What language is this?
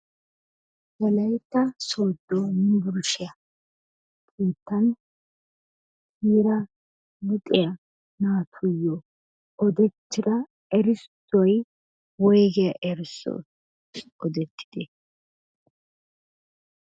Wolaytta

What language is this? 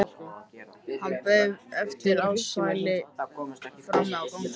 Icelandic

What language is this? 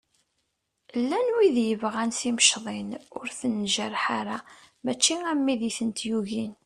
Kabyle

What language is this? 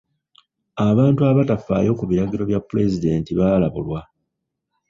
Ganda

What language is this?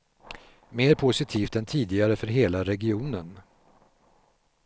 Swedish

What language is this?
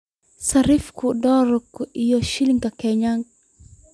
Somali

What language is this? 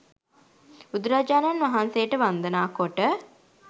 Sinhala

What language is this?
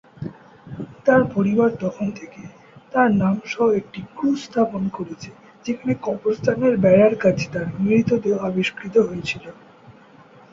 Bangla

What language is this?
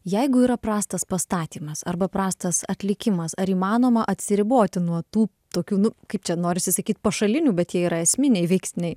Lithuanian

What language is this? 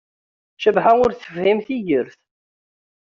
Kabyle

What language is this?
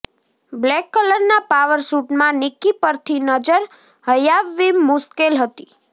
Gujarati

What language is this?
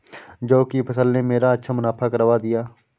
Hindi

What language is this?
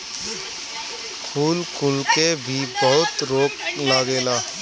Bhojpuri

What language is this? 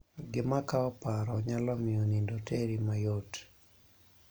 Luo (Kenya and Tanzania)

